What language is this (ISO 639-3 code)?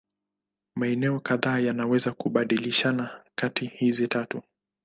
swa